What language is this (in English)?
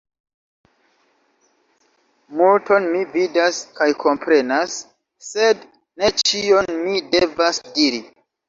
Esperanto